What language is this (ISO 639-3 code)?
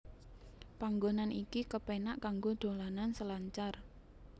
jav